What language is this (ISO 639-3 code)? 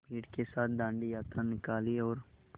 hin